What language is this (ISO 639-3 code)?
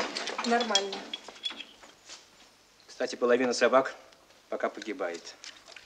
rus